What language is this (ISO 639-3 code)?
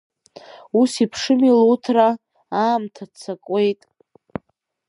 abk